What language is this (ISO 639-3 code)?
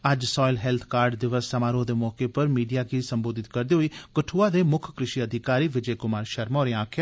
doi